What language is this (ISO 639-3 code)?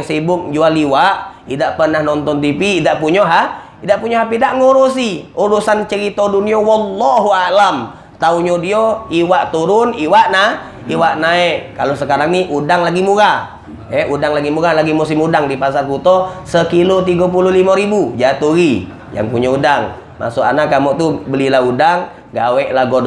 ind